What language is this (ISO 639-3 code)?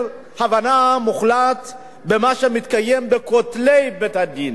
heb